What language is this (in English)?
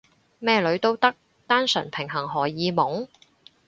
Cantonese